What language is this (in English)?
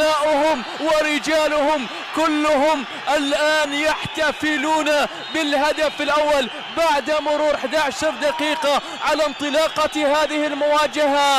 Arabic